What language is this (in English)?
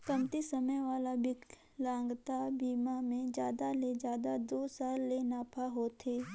Chhattisgarhi